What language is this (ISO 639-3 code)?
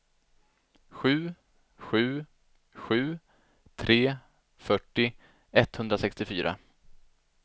swe